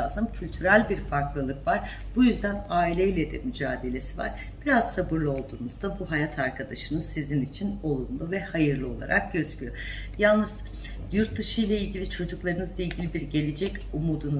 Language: Turkish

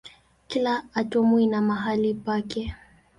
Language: Swahili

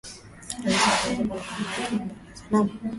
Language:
Swahili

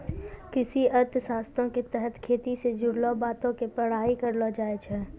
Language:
Maithili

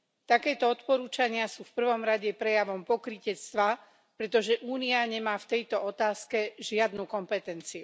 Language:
Slovak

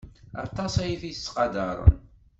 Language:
Kabyle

